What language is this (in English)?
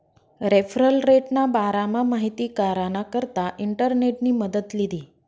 Marathi